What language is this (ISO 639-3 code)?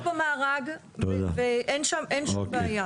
heb